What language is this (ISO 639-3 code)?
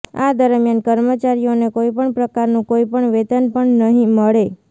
guj